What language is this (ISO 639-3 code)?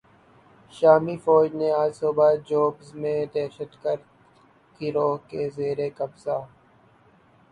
urd